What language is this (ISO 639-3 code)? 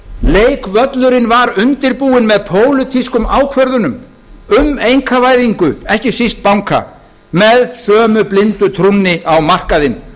isl